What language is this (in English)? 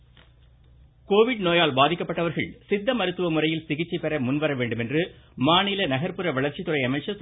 Tamil